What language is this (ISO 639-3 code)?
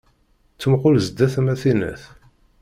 kab